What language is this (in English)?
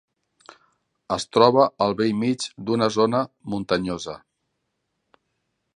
Catalan